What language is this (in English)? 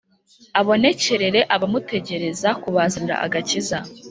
Kinyarwanda